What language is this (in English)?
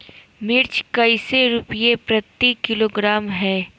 Magahi